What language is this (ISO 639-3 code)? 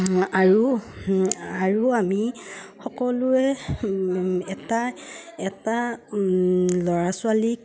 asm